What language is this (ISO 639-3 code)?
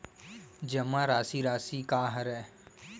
hne